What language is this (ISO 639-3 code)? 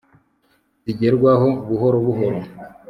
kin